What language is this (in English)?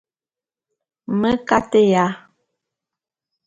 Bulu